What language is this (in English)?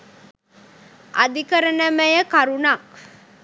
Sinhala